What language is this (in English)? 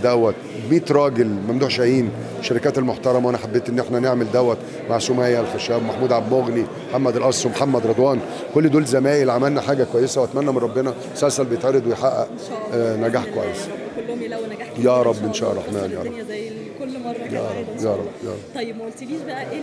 Arabic